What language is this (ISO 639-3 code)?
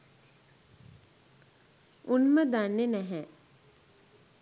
sin